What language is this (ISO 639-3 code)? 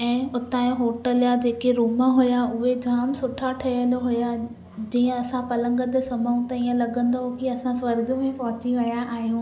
snd